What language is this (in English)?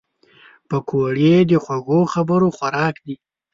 Pashto